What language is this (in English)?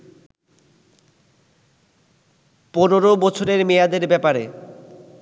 Bangla